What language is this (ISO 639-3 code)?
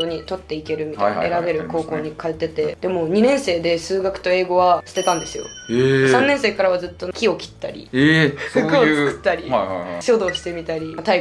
jpn